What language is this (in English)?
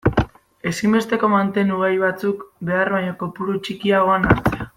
Basque